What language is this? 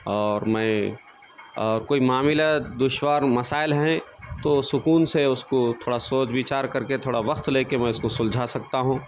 Urdu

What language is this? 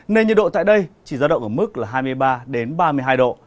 Vietnamese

